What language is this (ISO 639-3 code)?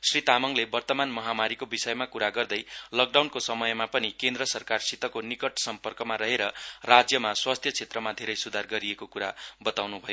nep